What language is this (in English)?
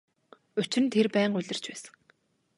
Mongolian